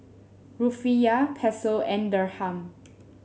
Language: English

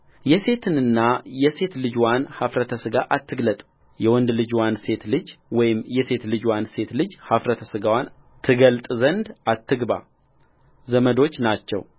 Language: Amharic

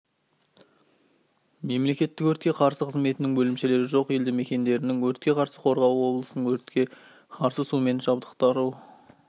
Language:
Kazakh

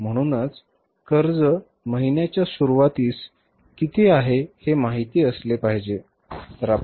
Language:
Marathi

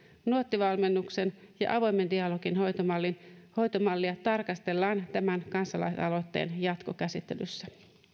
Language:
Finnish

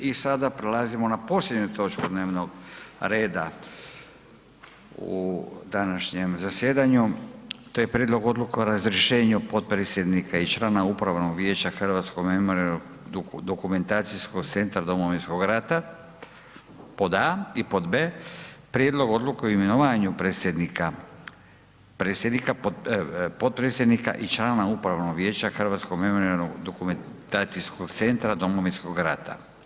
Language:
Croatian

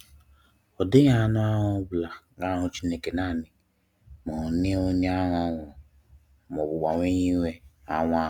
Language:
Igbo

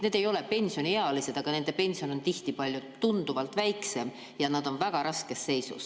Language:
Estonian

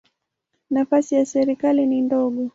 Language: Swahili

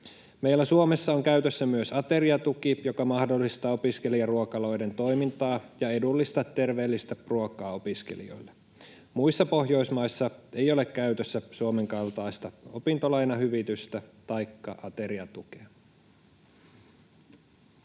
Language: Finnish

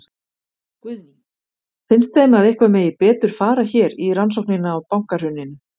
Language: Icelandic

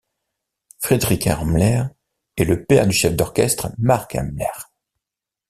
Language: French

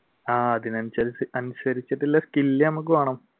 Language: Malayalam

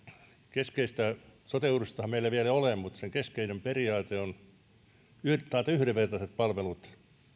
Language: Finnish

